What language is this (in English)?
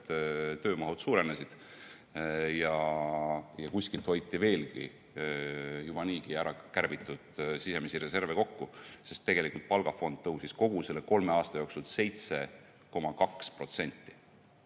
Estonian